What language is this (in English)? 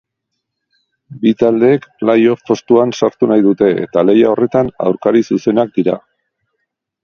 Basque